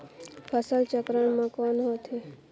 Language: Chhattisgarhi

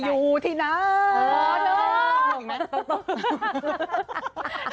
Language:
Thai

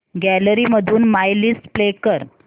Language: Marathi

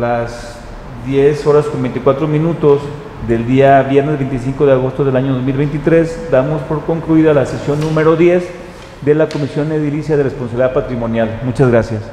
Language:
Spanish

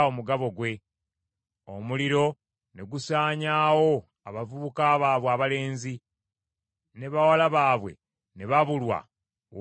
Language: Ganda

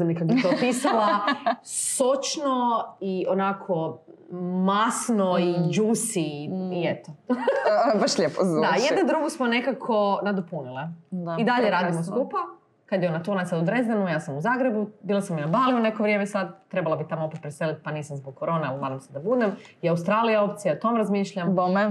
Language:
Croatian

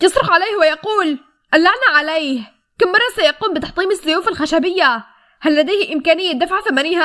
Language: Arabic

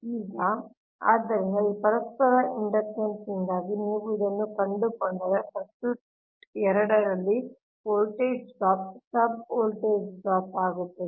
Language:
Kannada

